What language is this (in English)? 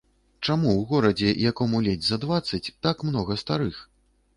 Belarusian